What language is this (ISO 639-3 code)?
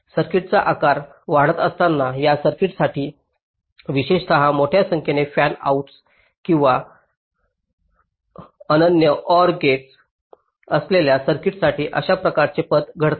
mar